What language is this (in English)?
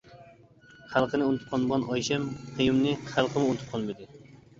Uyghur